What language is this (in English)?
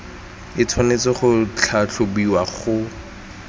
Tswana